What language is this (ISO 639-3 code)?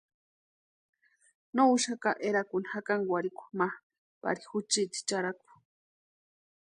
pua